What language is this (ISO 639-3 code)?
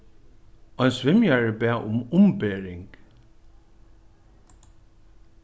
fao